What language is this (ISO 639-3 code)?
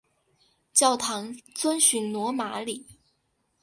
zho